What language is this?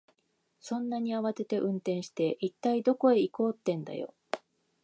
Japanese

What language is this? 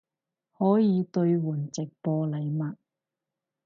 Cantonese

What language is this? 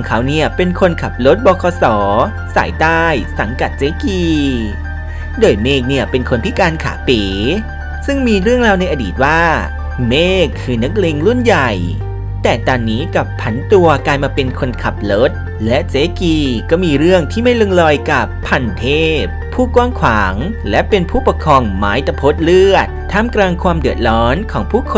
Thai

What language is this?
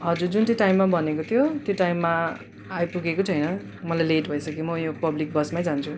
Nepali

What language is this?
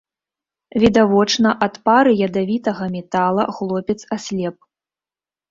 Belarusian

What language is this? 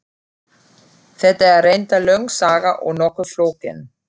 Icelandic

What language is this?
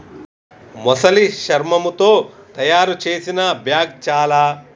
Telugu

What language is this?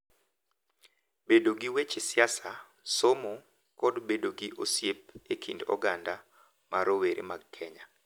Luo (Kenya and Tanzania)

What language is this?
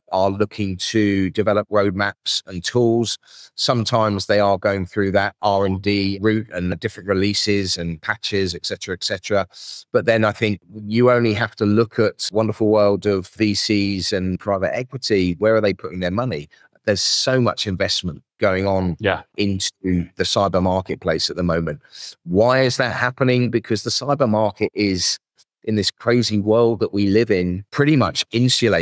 English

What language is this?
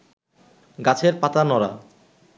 Bangla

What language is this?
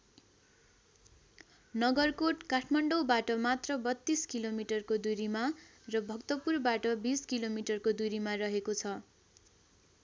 Nepali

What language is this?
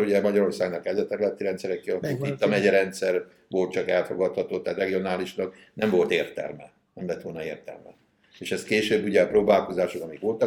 Hungarian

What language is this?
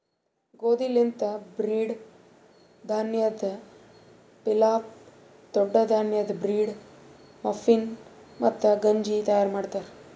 Kannada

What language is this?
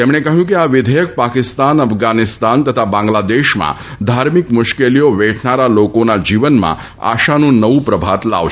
Gujarati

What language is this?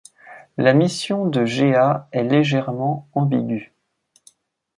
French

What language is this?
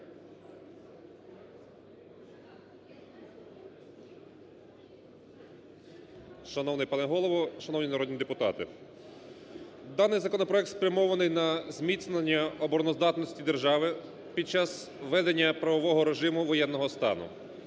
Ukrainian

